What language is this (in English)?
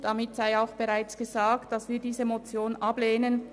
Swiss German